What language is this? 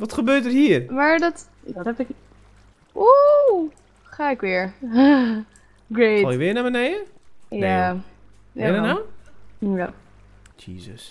Dutch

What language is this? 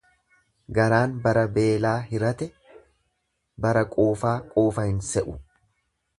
Oromo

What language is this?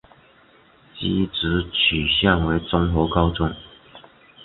Chinese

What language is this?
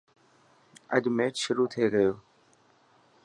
Dhatki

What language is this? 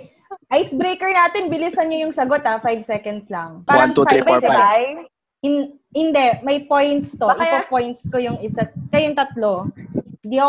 Filipino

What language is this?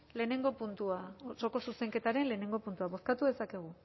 Basque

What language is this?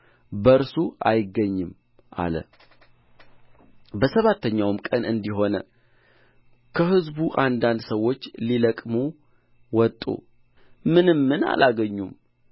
Amharic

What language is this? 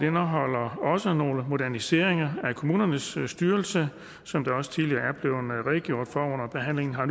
Danish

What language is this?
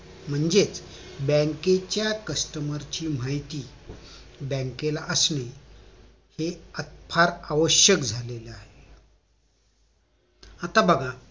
Marathi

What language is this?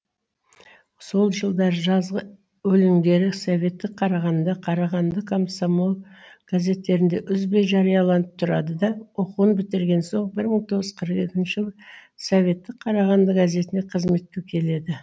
Kazakh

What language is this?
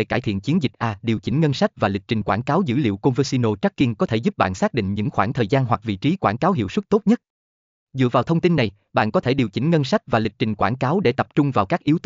Vietnamese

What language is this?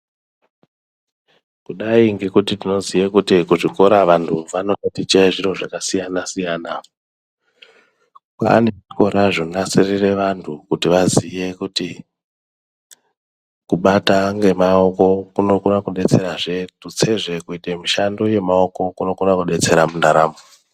Ndau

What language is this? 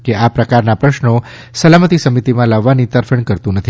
Gujarati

